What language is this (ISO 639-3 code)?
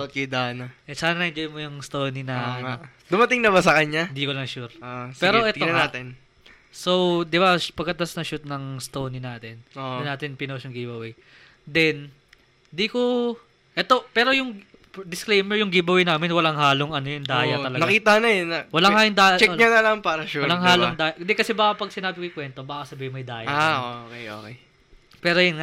fil